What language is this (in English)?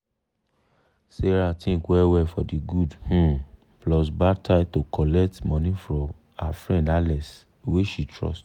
Nigerian Pidgin